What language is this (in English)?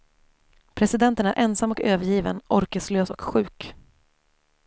Swedish